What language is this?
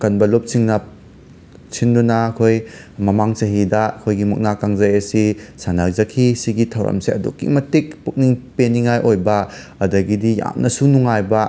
Manipuri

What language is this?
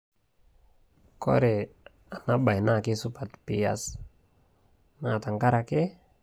Masai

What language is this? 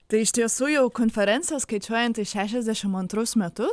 Lithuanian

